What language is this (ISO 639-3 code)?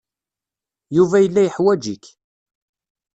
kab